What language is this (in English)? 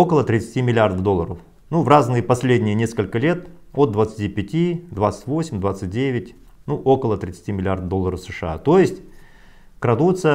Russian